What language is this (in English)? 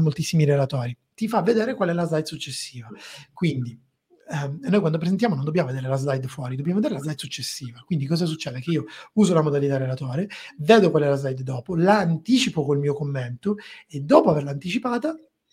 Italian